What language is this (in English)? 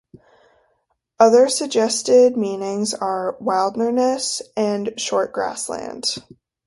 English